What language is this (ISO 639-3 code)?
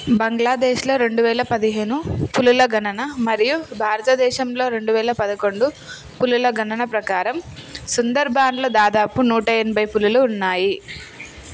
tel